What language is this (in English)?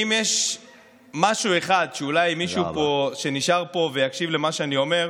Hebrew